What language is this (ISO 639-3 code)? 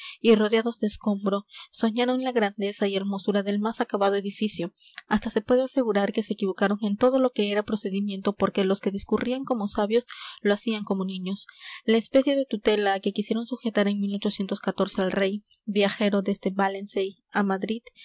spa